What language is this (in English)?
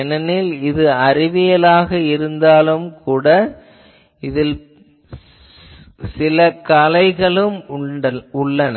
Tamil